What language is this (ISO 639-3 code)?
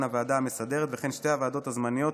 heb